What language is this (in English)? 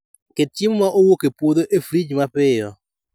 Luo (Kenya and Tanzania)